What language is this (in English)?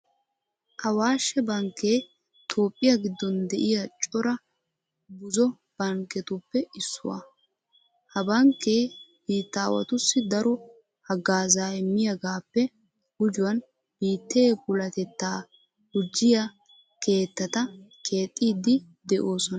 Wolaytta